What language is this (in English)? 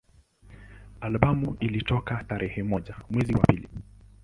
Swahili